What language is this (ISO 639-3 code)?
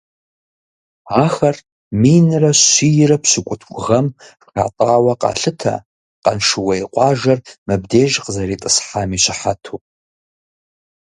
kbd